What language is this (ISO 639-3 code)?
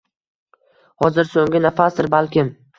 uzb